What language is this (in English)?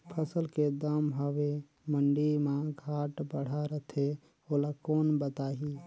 Chhattisgarhi